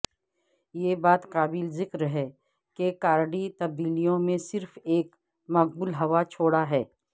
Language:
Urdu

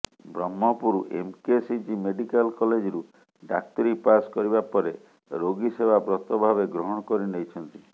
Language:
Odia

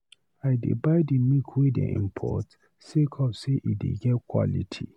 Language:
Nigerian Pidgin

